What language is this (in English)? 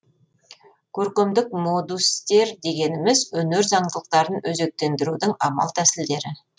Kazakh